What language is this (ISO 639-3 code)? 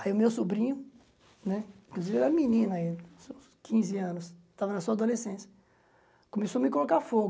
por